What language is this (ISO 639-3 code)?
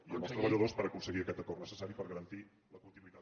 cat